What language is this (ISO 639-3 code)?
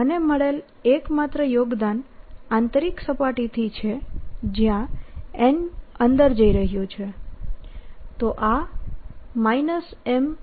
guj